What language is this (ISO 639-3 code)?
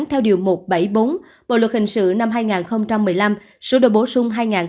vie